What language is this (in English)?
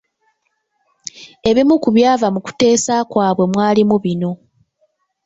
Ganda